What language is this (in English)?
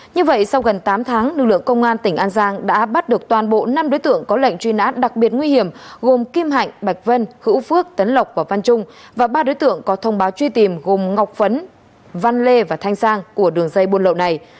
Vietnamese